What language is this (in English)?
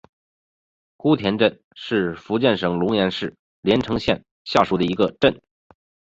Chinese